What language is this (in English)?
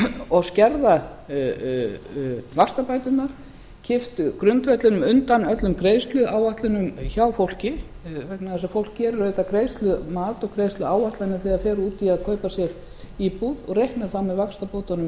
Icelandic